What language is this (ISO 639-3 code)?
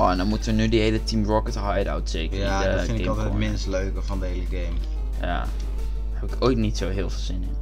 nld